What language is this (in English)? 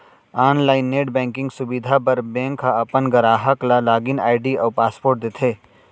Chhattisgarhi